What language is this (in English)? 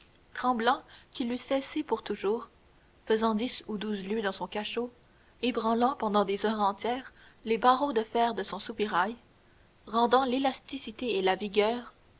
French